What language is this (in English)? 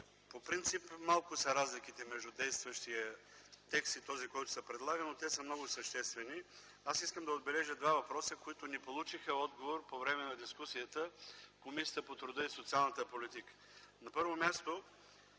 Bulgarian